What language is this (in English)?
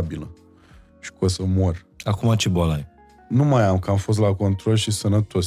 Romanian